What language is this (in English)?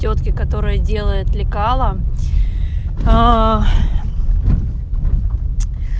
Russian